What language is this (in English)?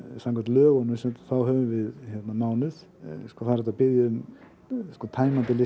Icelandic